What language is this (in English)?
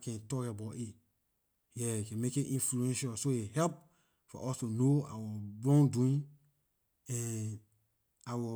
Liberian English